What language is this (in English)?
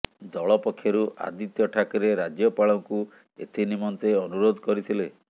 Odia